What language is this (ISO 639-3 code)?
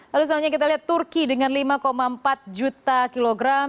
ind